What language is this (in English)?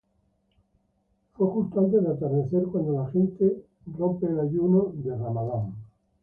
Spanish